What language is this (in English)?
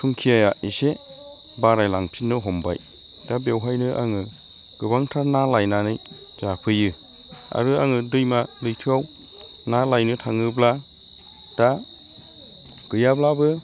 Bodo